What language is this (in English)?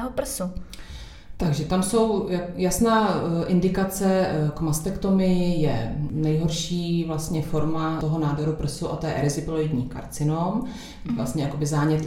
Czech